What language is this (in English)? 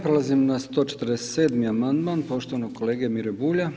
Croatian